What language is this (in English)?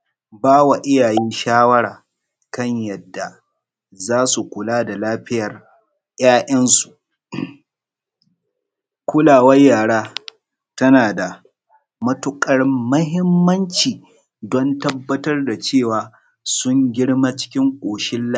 Hausa